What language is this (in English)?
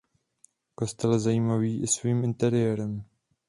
Czech